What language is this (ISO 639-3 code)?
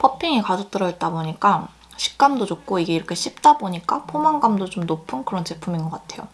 kor